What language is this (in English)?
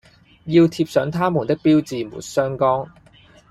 Cantonese